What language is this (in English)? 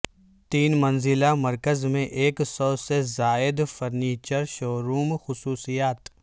Urdu